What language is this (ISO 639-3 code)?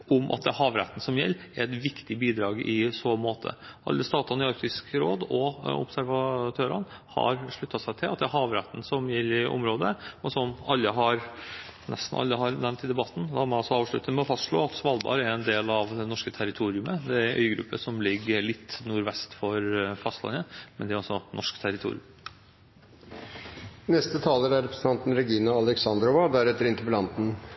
nob